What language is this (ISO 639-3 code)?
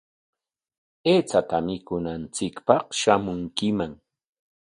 qwa